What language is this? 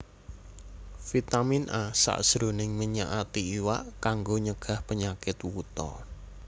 Javanese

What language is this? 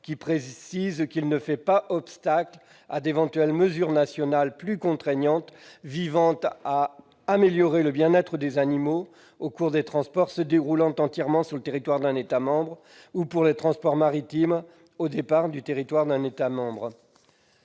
French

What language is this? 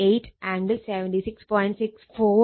Malayalam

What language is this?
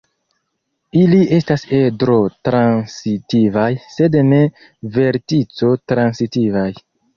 Esperanto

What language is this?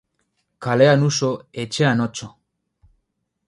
Basque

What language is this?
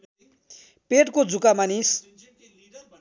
Nepali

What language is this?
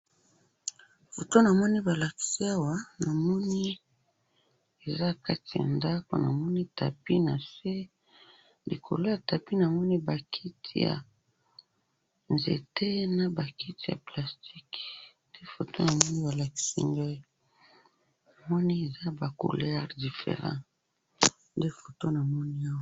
Lingala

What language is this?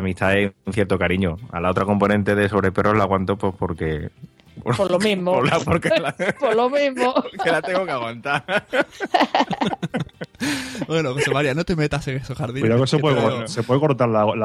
Spanish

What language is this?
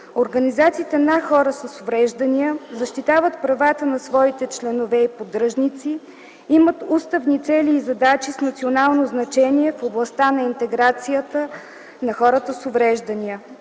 Bulgarian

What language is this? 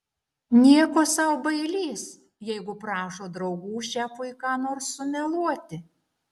Lithuanian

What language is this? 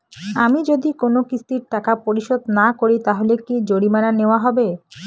Bangla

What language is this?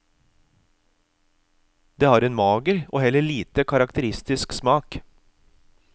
Norwegian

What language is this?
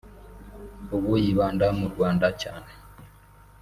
Kinyarwanda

